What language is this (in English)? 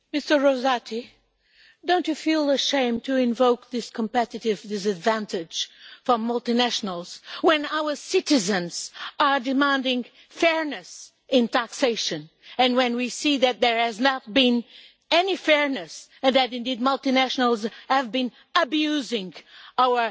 English